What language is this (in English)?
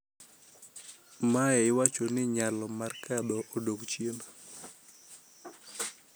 Luo (Kenya and Tanzania)